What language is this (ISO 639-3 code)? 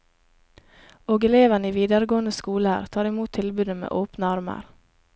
nor